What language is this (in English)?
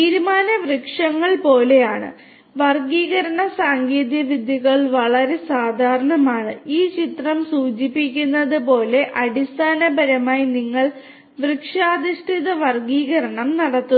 Malayalam